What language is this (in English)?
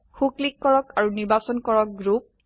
Assamese